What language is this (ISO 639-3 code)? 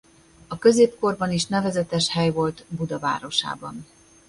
hun